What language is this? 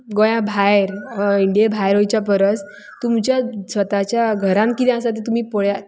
Konkani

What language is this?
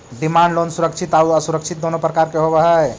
Magahi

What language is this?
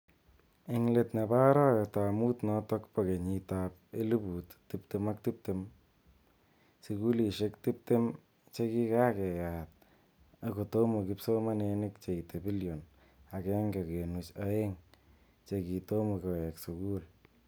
Kalenjin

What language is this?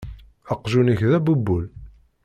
Kabyle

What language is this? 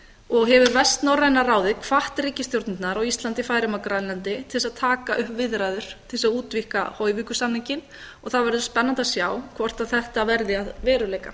Icelandic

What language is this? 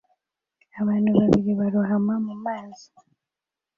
Kinyarwanda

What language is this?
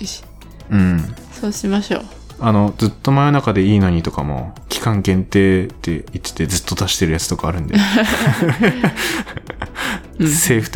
Japanese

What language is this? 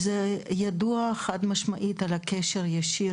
Hebrew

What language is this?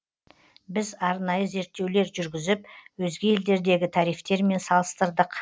Kazakh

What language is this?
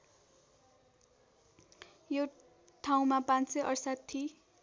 Nepali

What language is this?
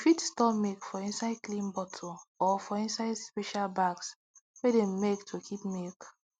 Nigerian Pidgin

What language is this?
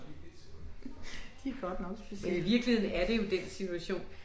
Danish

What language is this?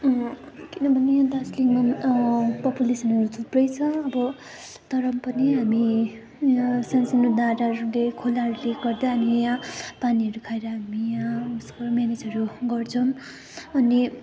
Nepali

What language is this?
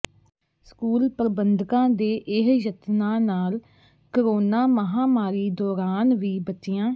Punjabi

